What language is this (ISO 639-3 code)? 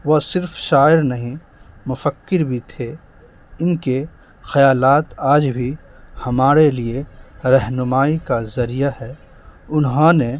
urd